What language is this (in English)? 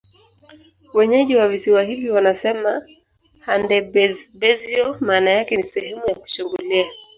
Swahili